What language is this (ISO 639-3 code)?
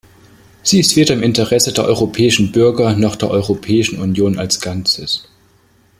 deu